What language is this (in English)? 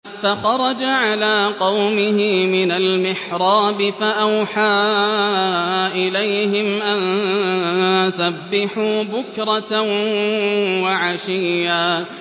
Arabic